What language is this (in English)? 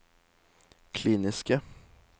Norwegian